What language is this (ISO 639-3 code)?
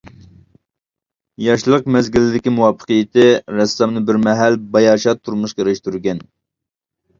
uig